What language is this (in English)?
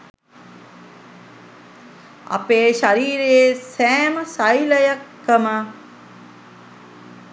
Sinhala